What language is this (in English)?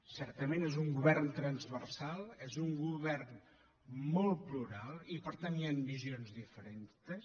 Catalan